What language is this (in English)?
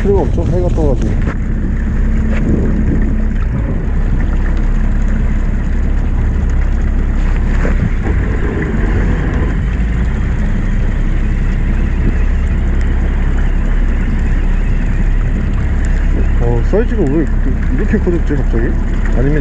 Korean